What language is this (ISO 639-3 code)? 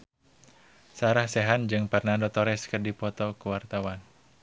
sun